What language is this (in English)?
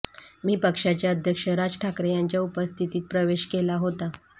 Marathi